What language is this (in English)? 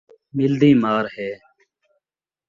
Saraiki